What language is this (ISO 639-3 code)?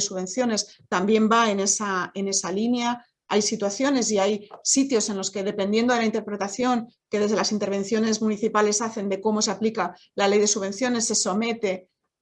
spa